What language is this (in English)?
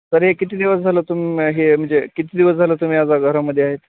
Marathi